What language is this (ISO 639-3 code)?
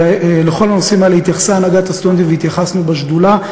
heb